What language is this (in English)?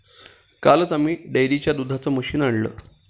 Marathi